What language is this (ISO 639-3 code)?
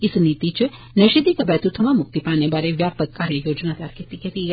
doi